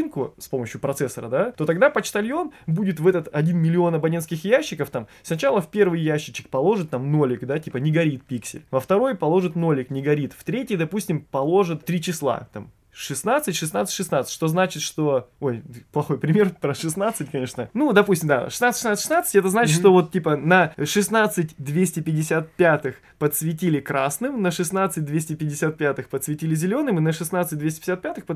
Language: Russian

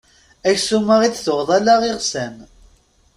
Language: Kabyle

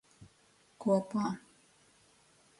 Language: Latvian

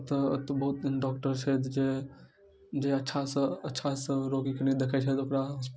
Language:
Maithili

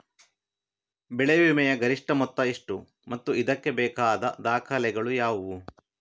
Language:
Kannada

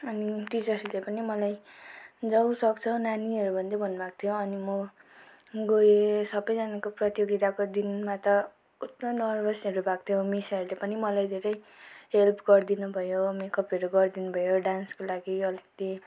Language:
Nepali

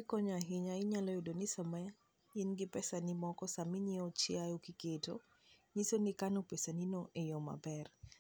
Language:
Luo (Kenya and Tanzania)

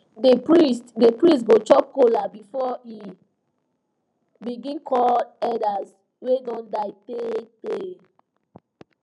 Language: Nigerian Pidgin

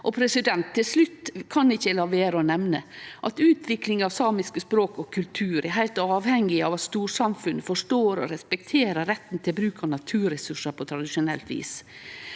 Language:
Norwegian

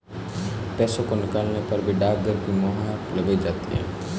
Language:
Hindi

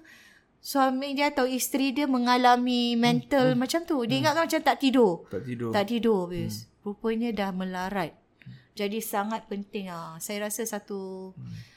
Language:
Malay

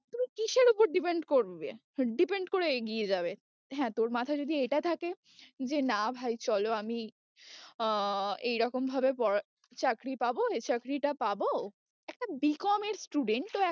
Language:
Bangla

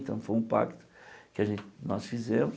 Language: Portuguese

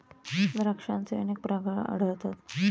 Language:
Marathi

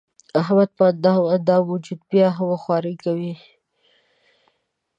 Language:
Pashto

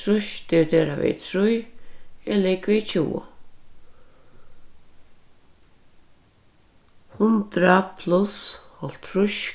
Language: Faroese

